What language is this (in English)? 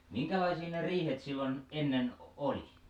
Finnish